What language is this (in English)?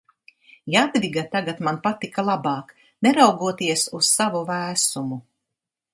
Latvian